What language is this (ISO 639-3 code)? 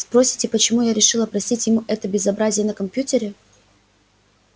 rus